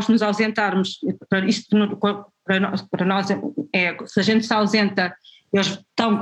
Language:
Portuguese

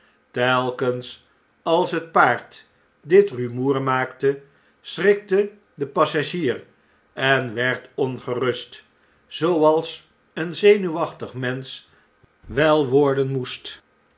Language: Dutch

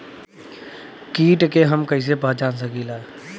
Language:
Bhojpuri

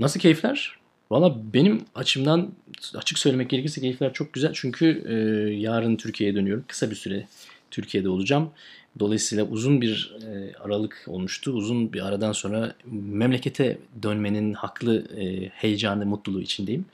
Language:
Turkish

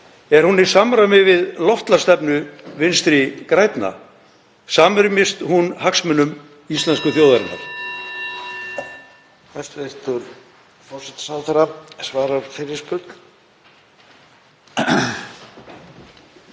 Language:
Icelandic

